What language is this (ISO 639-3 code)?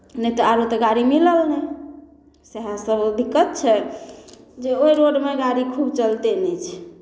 mai